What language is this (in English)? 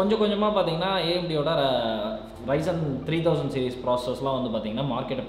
Indonesian